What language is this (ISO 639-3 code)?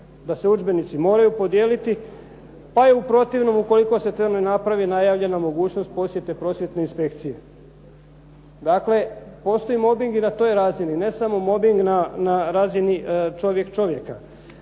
hrv